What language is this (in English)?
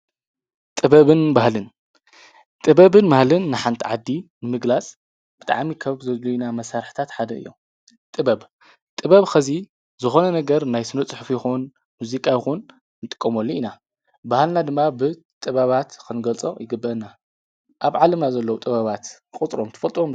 Tigrinya